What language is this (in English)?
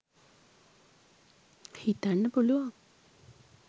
Sinhala